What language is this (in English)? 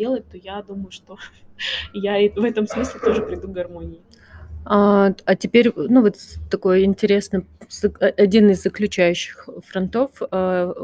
Russian